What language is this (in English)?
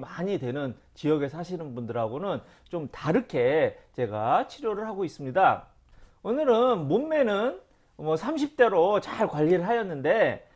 Korean